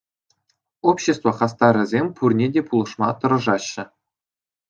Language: Chuvash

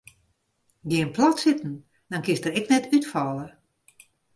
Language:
Western Frisian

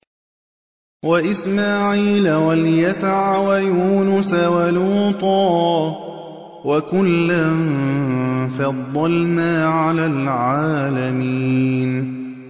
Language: Arabic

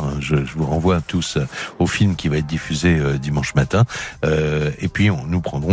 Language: French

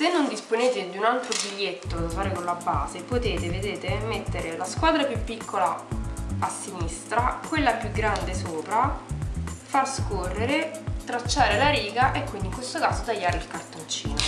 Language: Italian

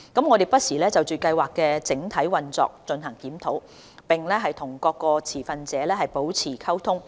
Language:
Cantonese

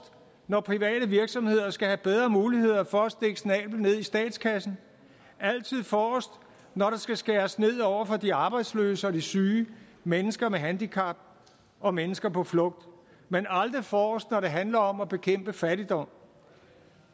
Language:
Danish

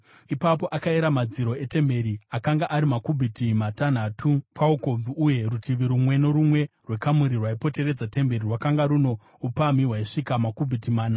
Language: Shona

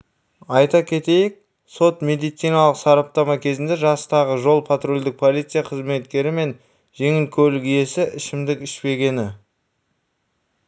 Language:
Kazakh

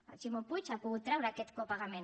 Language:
Catalan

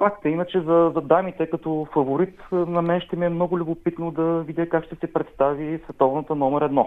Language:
Bulgarian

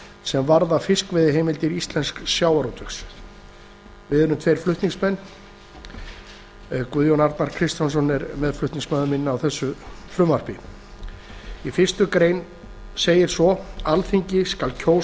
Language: Icelandic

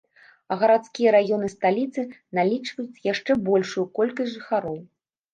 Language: Belarusian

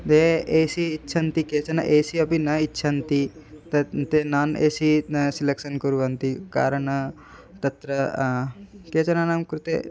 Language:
Sanskrit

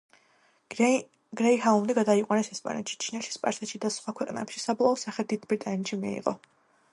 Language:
Georgian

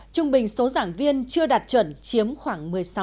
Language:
Vietnamese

